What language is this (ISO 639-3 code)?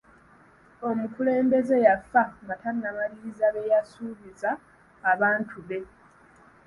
lug